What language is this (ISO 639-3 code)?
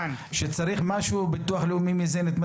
heb